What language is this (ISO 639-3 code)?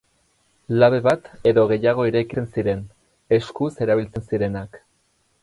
eus